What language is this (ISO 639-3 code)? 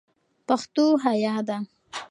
pus